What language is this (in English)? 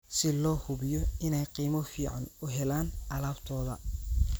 Somali